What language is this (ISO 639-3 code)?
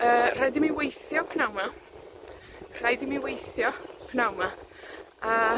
cym